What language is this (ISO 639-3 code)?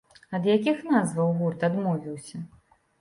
bel